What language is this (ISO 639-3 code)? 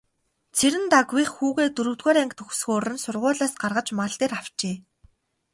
mon